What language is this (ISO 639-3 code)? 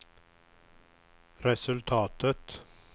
swe